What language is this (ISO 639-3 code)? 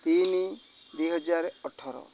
ori